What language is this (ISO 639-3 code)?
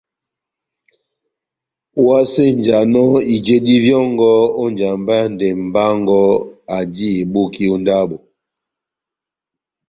bnm